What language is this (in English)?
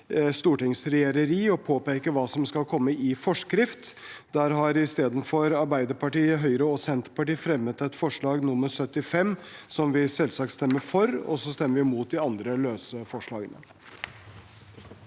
Norwegian